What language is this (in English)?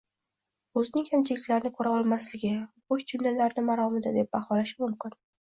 Uzbek